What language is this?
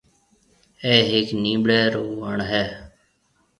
Marwari (Pakistan)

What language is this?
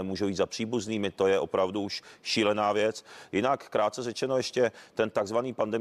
Czech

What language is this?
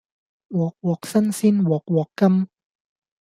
Cantonese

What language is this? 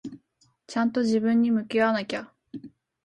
Japanese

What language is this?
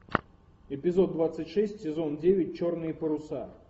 Russian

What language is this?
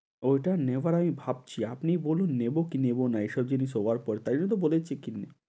Bangla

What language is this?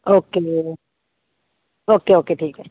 Hindi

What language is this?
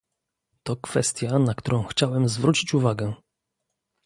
Polish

